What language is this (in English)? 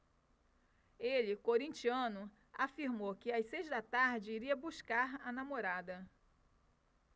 Portuguese